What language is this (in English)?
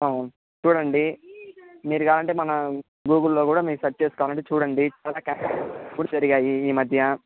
Telugu